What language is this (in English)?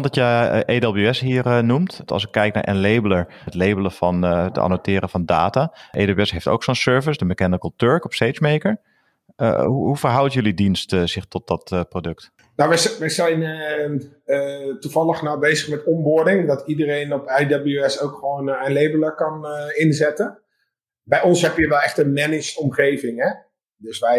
Dutch